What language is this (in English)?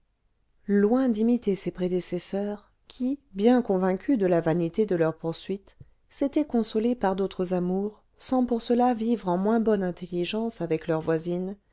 French